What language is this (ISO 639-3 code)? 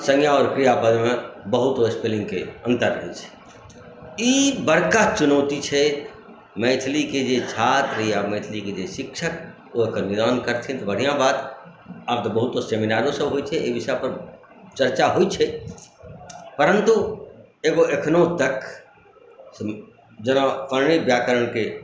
mai